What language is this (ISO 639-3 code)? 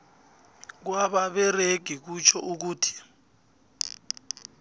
nbl